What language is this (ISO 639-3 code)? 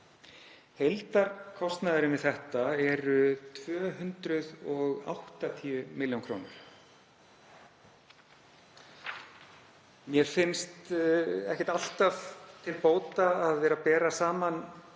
isl